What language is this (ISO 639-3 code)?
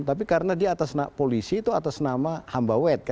ind